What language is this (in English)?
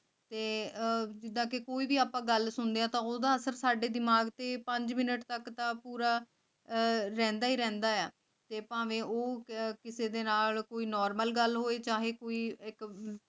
Punjabi